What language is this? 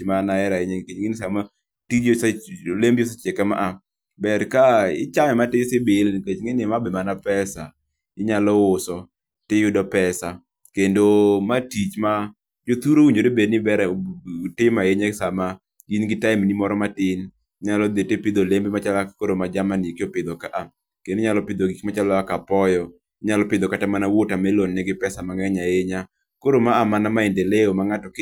Luo (Kenya and Tanzania)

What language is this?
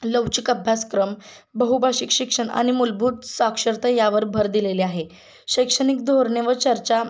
Marathi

